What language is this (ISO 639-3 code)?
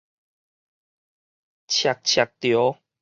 nan